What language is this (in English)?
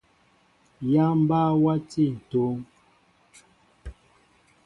Mbo (Cameroon)